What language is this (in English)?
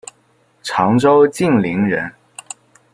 Chinese